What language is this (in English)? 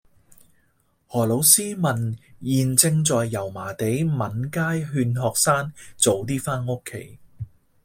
Cantonese